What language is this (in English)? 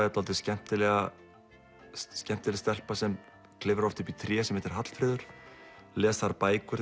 Icelandic